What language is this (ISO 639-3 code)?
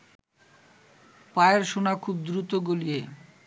ben